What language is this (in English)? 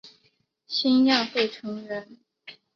Chinese